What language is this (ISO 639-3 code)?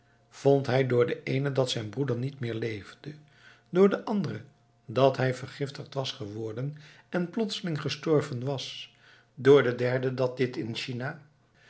nld